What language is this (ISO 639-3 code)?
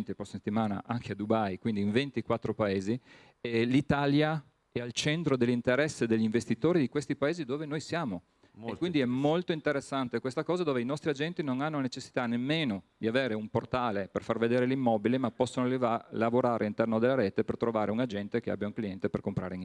ita